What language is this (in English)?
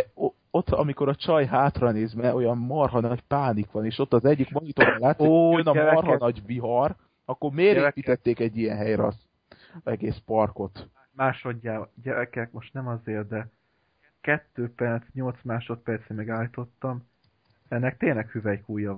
Hungarian